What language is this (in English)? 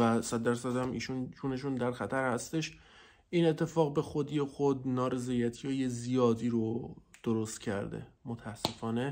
Persian